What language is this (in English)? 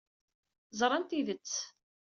Kabyle